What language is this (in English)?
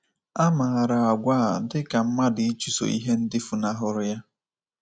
Igbo